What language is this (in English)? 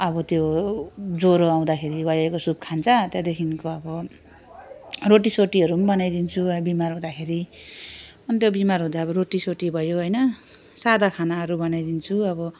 Nepali